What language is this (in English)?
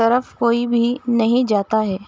Urdu